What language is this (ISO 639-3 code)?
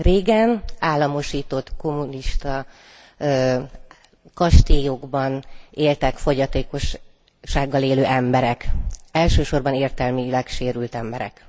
hun